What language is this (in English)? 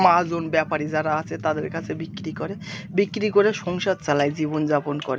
Bangla